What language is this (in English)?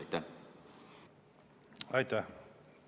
Estonian